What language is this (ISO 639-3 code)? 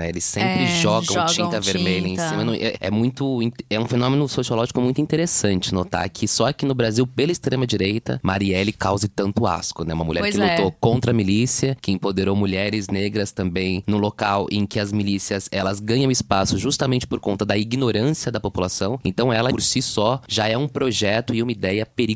por